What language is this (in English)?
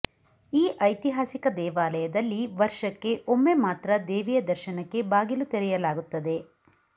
Kannada